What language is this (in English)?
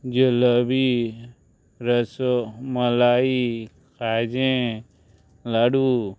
Konkani